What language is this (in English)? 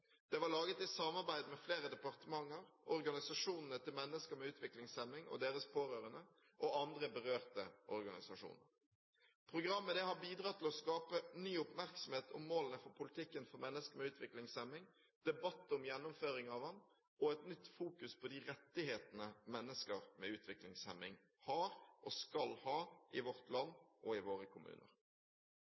Norwegian Bokmål